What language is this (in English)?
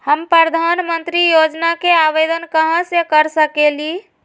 Magahi